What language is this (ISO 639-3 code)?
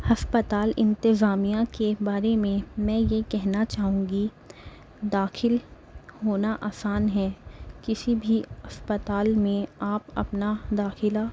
urd